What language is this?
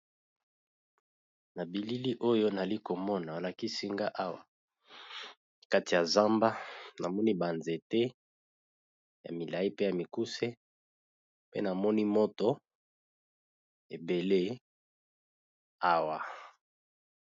Lingala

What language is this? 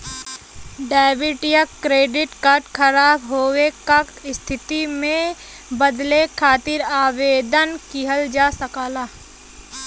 Bhojpuri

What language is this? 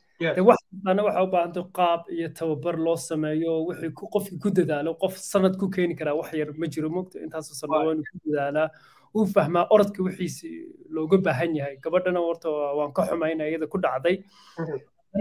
Arabic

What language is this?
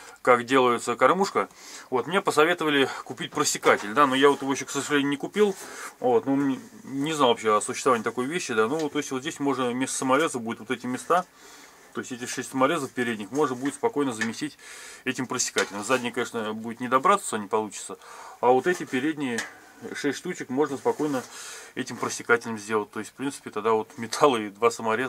Russian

